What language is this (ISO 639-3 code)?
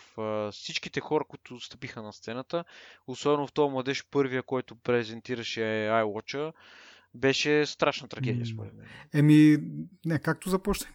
bul